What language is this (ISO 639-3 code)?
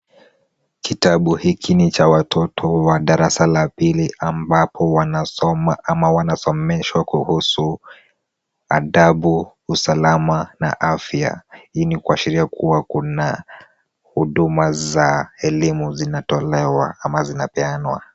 swa